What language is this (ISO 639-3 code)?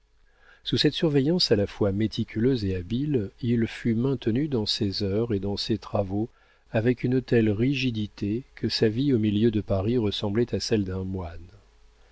fra